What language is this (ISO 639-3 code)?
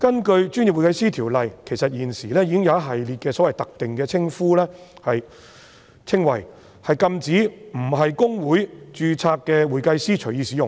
yue